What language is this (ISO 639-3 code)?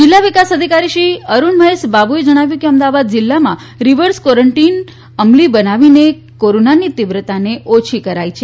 guj